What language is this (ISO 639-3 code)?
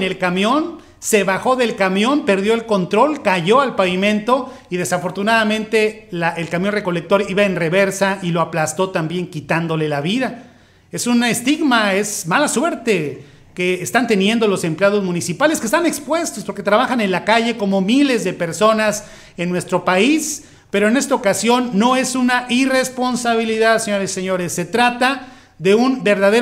spa